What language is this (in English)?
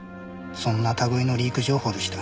Japanese